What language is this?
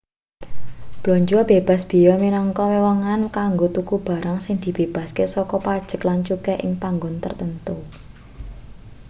Javanese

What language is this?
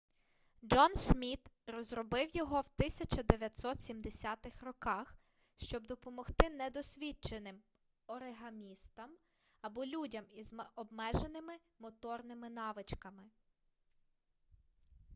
Ukrainian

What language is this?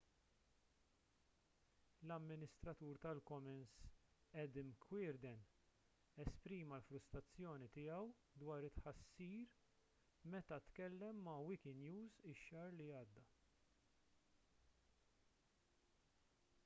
Maltese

